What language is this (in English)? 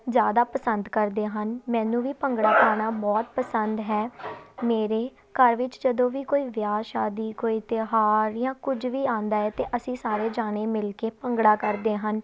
Punjabi